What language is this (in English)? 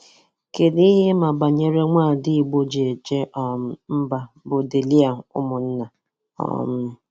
Igbo